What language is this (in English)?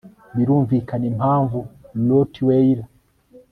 Kinyarwanda